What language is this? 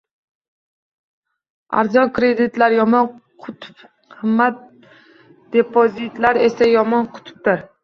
Uzbek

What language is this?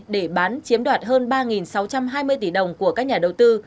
Vietnamese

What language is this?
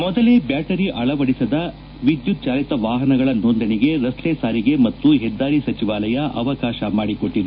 Kannada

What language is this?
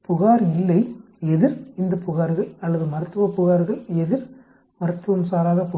Tamil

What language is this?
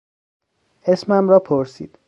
Persian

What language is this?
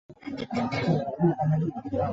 Chinese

